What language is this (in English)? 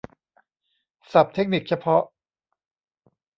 Thai